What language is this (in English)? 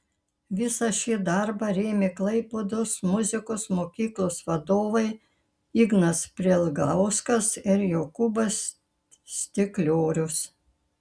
Lithuanian